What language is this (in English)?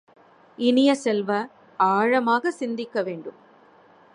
Tamil